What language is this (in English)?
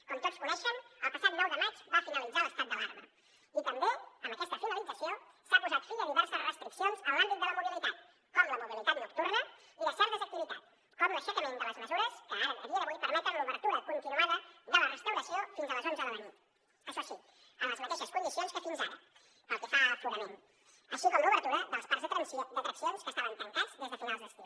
Catalan